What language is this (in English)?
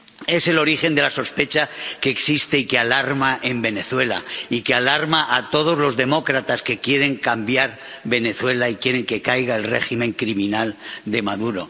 Spanish